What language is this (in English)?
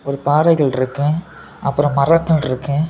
Tamil